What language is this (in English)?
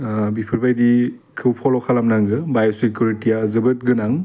Bodo